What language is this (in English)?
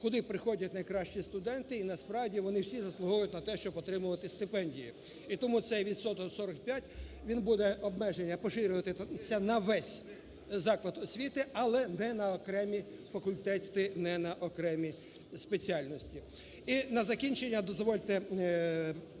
Ukrainian